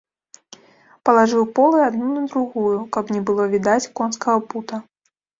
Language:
Belarusian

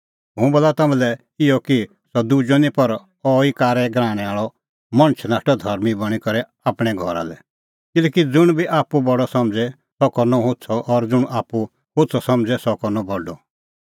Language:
Kullu Pahari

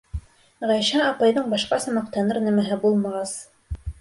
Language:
Bashkir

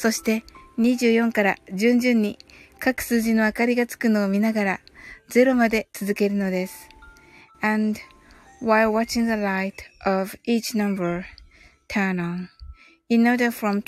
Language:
Japanese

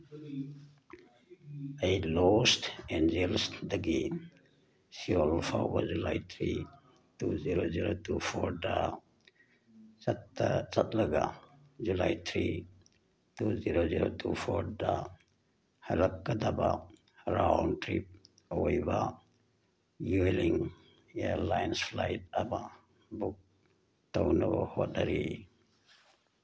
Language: Manipuri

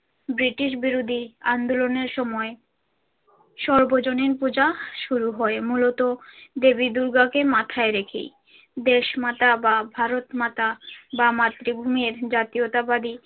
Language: Bangla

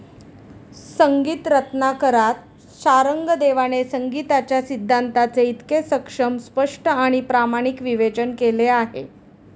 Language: Marathi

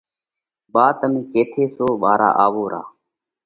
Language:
Parkari Koli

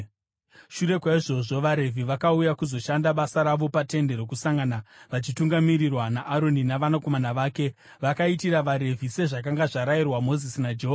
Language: Shona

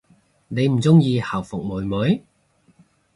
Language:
Cantonese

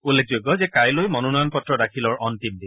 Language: Assamese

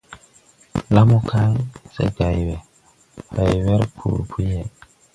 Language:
Tupuri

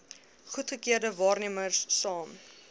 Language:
Afrikaans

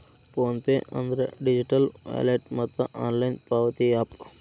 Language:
Kannada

